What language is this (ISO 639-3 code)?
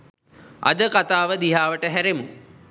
sin